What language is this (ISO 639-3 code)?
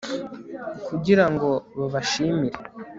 kin